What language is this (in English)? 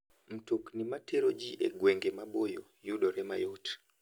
Luo (Kenya and Tanzania)